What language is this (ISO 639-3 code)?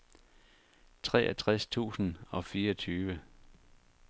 dan